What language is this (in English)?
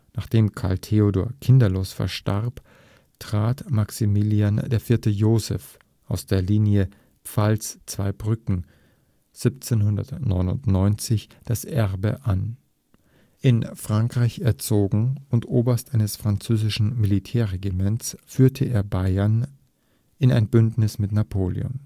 German